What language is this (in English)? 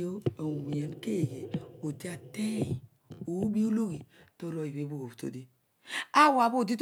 Odual